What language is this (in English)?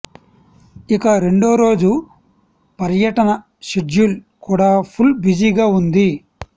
Telugu